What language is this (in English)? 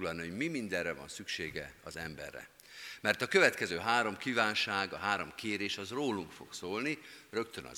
Hungarian